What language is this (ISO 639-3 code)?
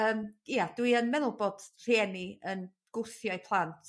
cym